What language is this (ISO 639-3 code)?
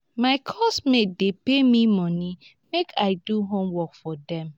pcm